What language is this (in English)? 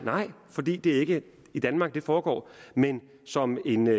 Danish